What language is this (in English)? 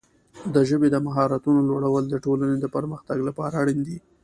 Pashto